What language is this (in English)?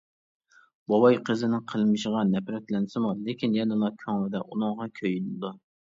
Uyghur